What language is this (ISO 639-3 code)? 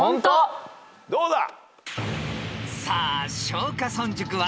jpn